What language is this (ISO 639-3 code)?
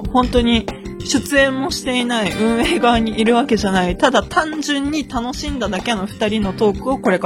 jpn